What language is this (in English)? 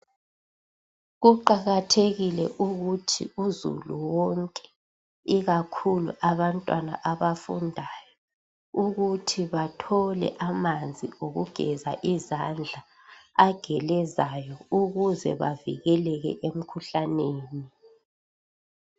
North Ndebele